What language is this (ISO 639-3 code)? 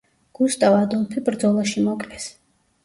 kat